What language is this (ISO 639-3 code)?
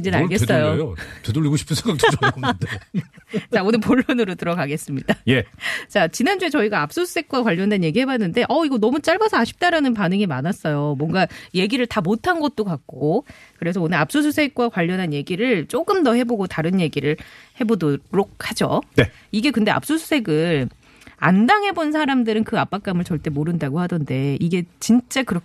kor